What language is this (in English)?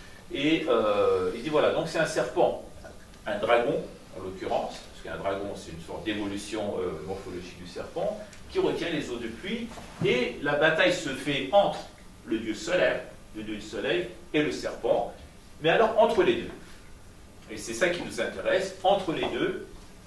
French